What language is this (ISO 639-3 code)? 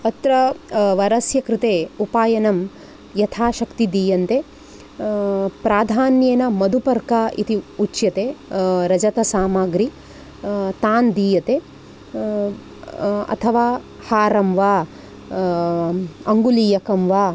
san